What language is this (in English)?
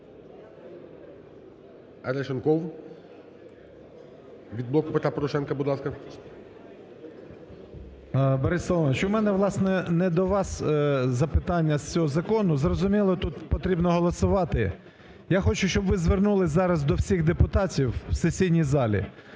Ukrainian